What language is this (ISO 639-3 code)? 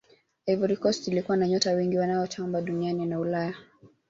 swa